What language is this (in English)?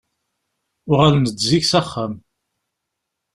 Kabyle